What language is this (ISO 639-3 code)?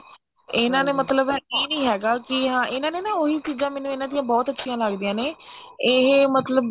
pan